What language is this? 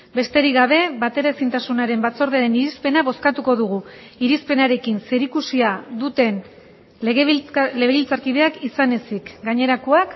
Basque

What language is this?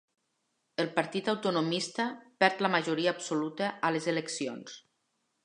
Catalan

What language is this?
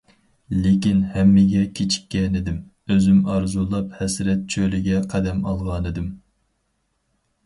Uyghur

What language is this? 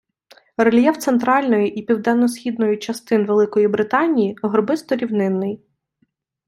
Ukrainian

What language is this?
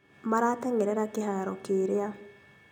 Kikuyu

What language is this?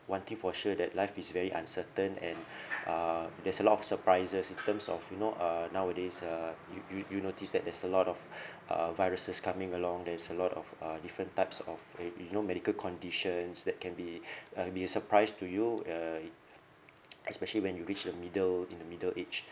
English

